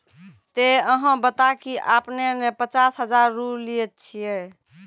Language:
Maithili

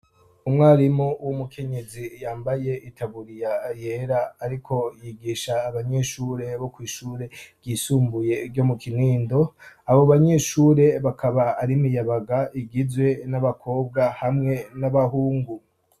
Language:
Rundi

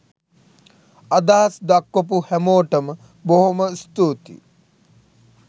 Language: Sinhala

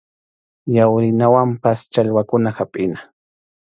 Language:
Arequipa-La Unión Quechua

